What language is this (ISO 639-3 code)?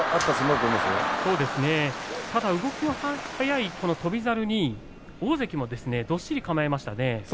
jpn